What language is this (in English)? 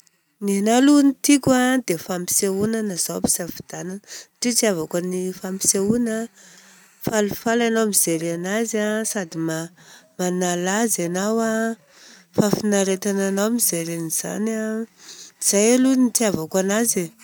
Southern Betsimisaraka Malagasy